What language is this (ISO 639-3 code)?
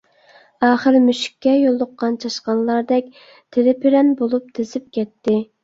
uig